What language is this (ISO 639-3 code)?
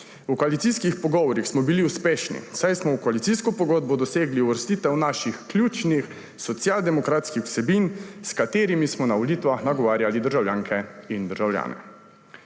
slv